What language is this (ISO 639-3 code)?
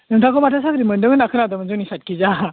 brx